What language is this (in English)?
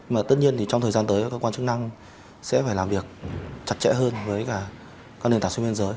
Vietnamese